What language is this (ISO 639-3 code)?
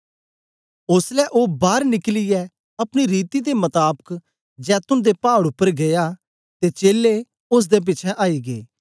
doi